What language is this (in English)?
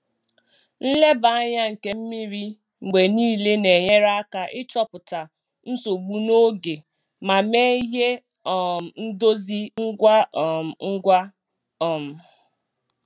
Igbo